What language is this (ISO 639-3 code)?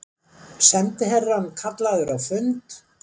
isl